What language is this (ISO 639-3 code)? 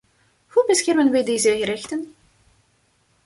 nld